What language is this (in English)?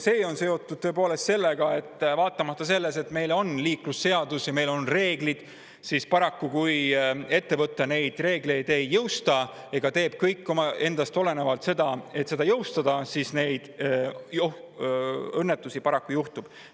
Estonian